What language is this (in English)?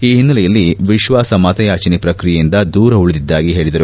Kannada